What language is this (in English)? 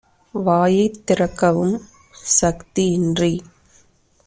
Tamil